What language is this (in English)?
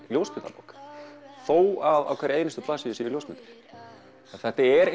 Icelandic